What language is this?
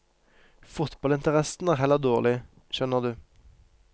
Norwegian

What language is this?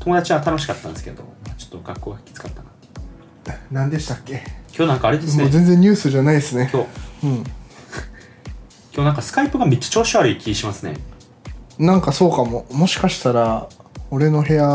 Japanese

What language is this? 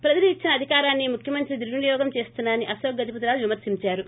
Telugu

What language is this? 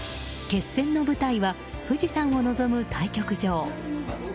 Japanese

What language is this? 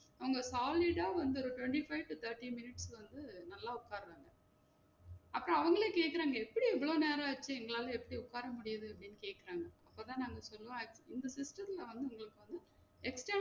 Tamil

